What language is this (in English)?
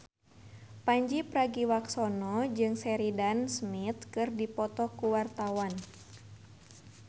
Sundanese